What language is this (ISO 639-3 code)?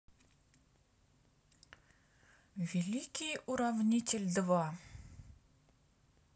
rus